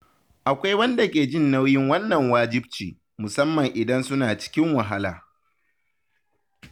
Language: Hausa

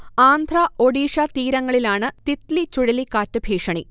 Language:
Malayalam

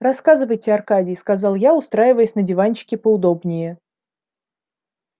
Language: Russian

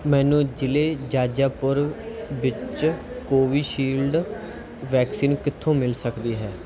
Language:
Punjabi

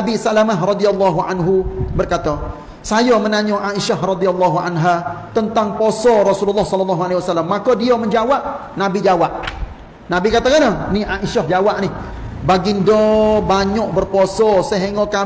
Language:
Malay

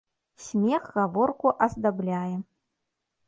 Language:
Belarusian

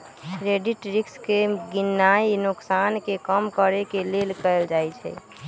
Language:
Magahi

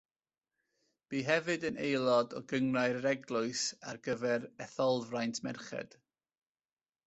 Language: Welsh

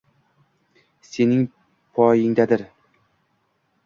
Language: Uzbek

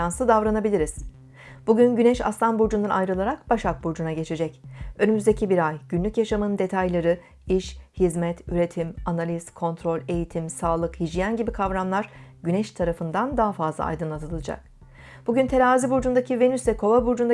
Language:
Turkish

